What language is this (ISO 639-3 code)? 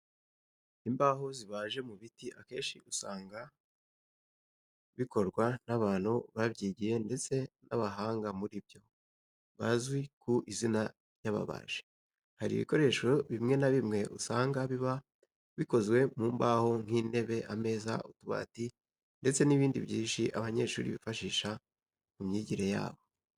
kin